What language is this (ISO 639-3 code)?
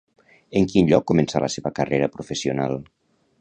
cat